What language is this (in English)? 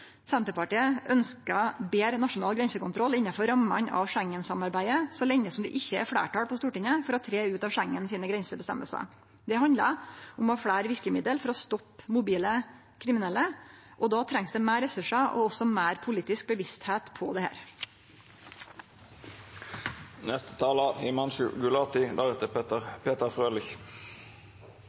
Norwegian Nynorsk